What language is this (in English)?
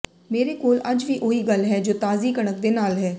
Punjabi